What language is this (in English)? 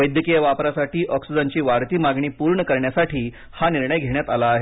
Marathi